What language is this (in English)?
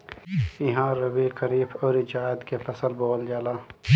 Bhojpuri